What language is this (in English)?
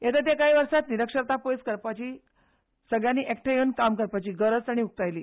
Konkani